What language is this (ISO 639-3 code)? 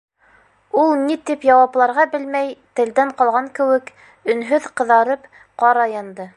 bak